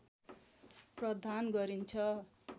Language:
Nepali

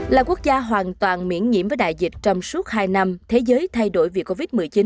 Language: Vietnamese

